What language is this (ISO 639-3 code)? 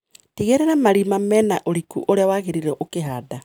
kik